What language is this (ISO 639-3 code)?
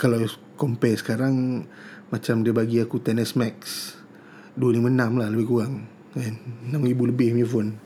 msa